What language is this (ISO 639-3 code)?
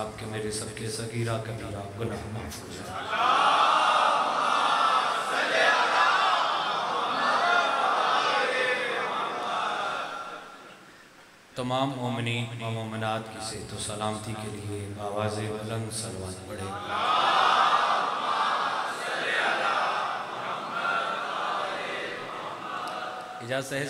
hin